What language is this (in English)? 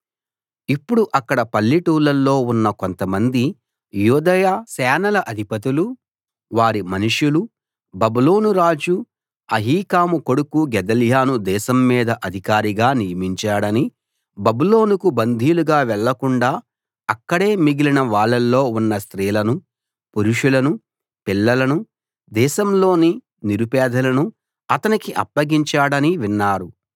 Telugu